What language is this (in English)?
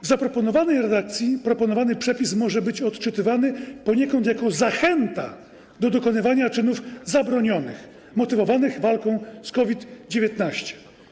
Polish